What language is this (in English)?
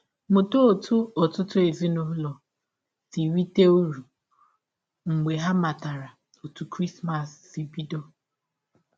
Igbo